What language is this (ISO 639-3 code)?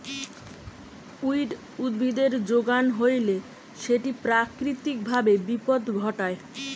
ben